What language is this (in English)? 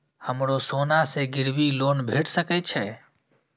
Maithili